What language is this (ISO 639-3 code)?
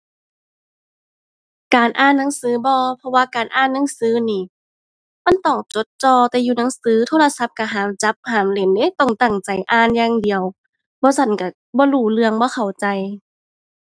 tha